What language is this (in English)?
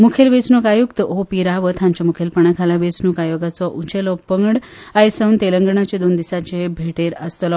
Konkani